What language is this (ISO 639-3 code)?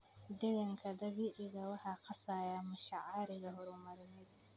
som